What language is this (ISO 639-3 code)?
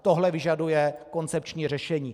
ces